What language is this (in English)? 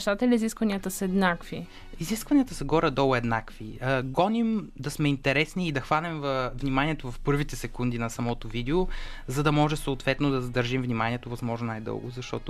Bulgarian